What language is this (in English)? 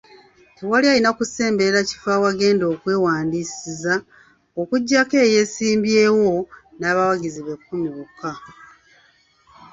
Ganda